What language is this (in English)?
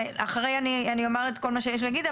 Hebrew